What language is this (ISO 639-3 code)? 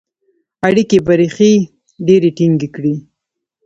pus